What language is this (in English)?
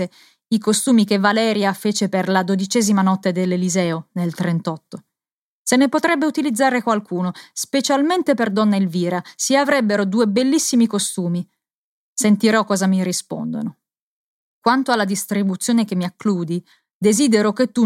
Italian